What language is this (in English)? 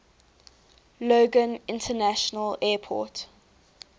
English